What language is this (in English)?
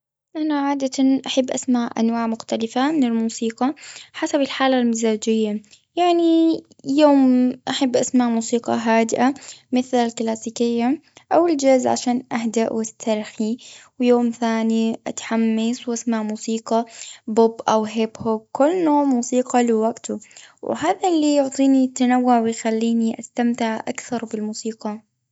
Gulf Arabic